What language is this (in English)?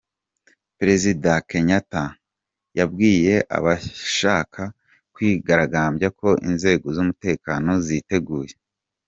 Kinyarwanda